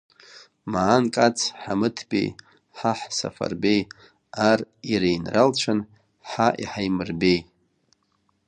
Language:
Abkhazian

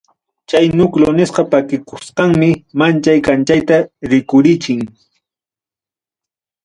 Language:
Ayacucho Quechua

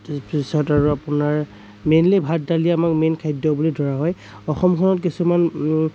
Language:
Assamese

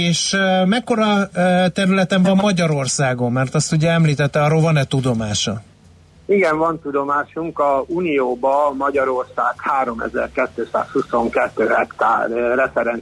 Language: Hungarian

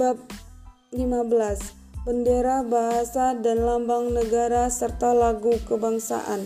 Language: Indonesian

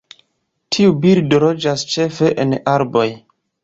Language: Esperanto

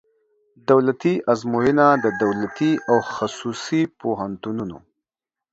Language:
Pashto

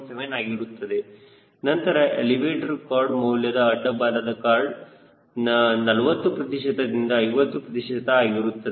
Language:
Kannada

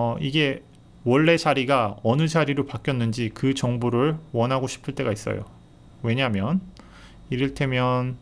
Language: Korean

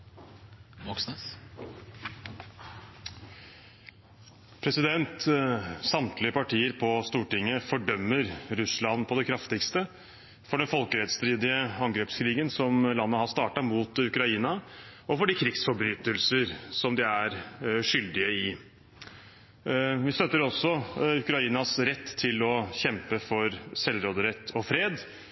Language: Norwegian Bokmål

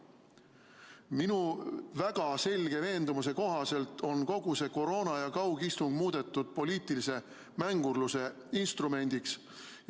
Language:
Estonian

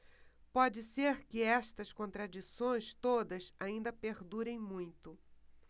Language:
Portuguese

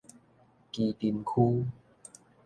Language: Min Nan Chinese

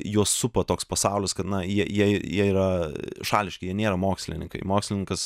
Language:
Lithuanian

